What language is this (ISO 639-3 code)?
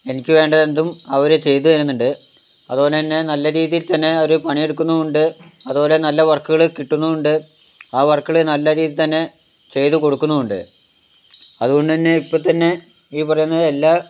mal